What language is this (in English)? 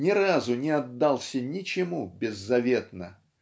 Russian